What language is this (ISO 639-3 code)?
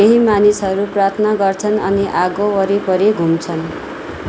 nep